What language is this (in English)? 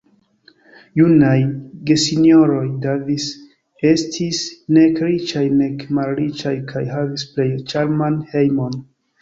Esperanto